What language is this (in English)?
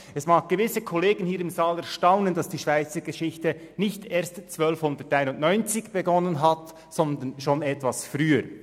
Swiss German